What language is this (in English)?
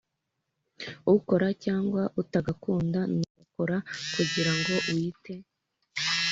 Kinyarwanda